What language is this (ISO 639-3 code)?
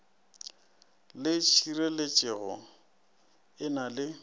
nso